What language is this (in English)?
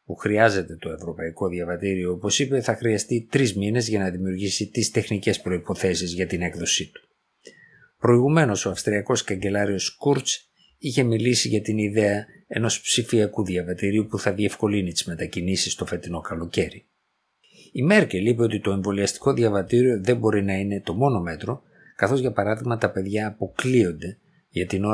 Greek